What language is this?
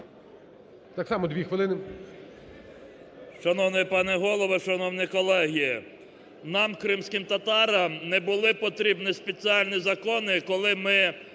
Ukrainian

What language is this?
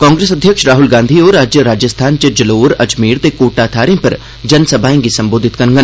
Dogri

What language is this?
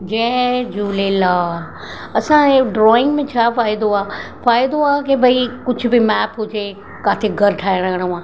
Sindhi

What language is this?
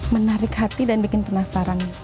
Indonesian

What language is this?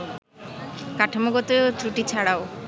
Bangla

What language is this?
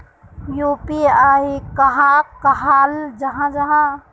Magahi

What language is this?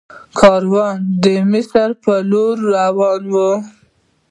Pashto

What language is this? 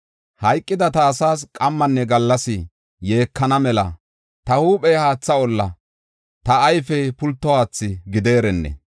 Gofa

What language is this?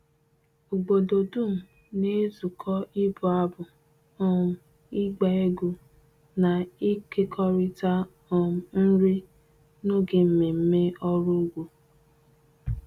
Igbo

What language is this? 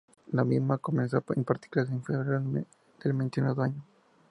Spanish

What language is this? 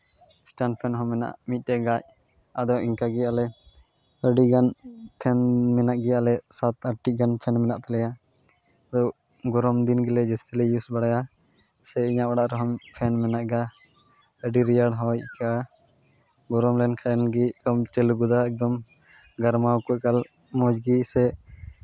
Santali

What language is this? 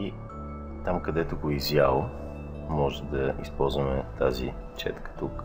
Bulgarian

